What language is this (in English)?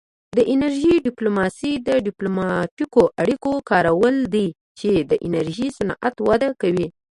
Pashto